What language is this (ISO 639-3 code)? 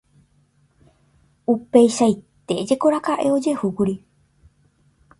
grn